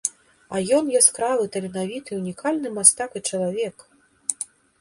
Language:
Belarusian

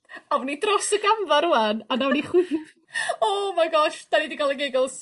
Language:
Welsh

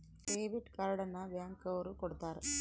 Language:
Kannada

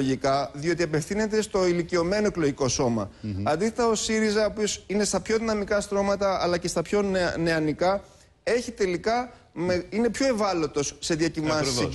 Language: Greek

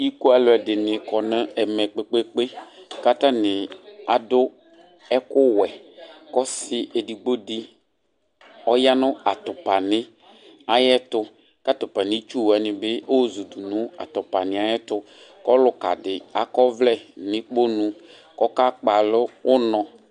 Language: Ikposo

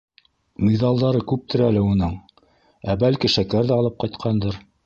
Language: Bashkir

